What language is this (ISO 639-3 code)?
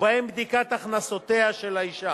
heb